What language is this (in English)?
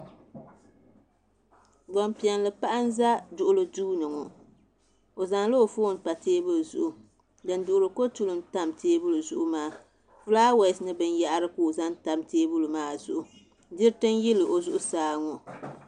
Dagbani